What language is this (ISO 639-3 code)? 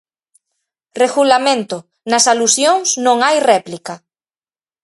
glg